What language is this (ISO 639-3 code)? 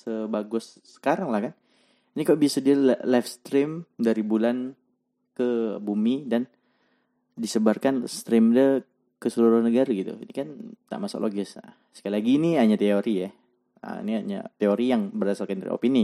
msa